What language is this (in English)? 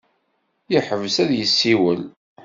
Kabyle